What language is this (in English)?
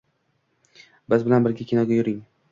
Uzbek